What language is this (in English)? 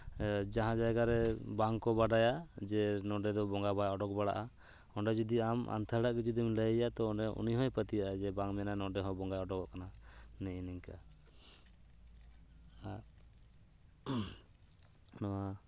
Santali